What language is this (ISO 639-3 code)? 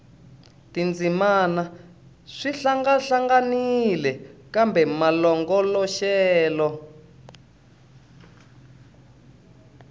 tso